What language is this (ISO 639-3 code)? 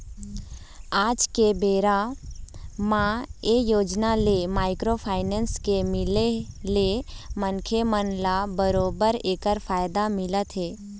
hne